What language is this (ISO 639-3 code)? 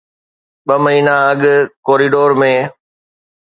snd